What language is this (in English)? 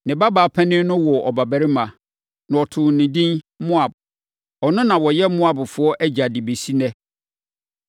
Akan